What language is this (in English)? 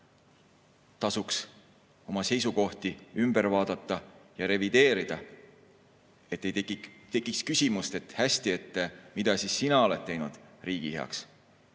Estonian